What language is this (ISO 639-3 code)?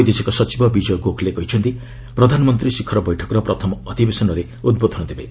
ori